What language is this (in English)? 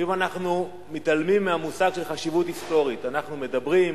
Hebrew